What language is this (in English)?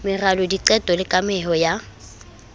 Southern Sotho